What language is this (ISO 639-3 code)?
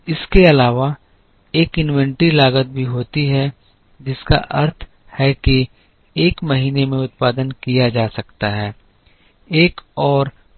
hin